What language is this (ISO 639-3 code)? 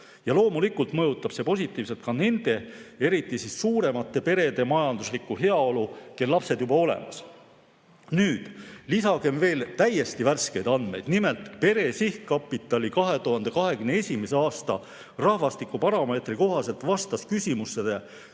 est